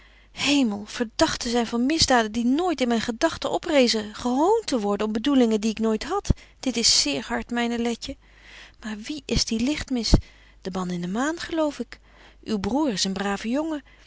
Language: Dutch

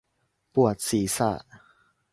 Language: Thai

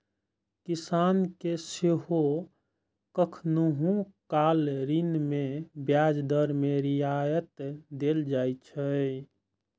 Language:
Maithili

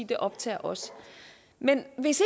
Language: Danish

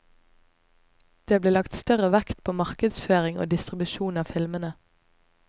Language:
Norwegian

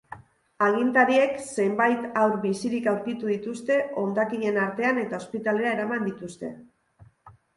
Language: Basque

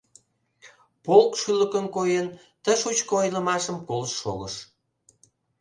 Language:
Mari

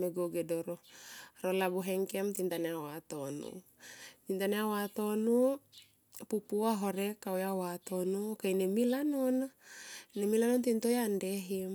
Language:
Tomoip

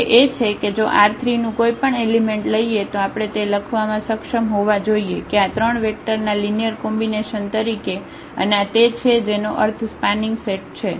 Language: Gujarati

